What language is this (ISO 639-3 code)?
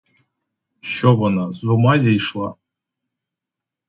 ukr